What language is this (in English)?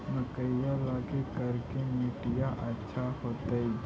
Magahi